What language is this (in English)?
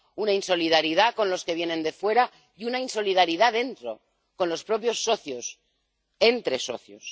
Spanish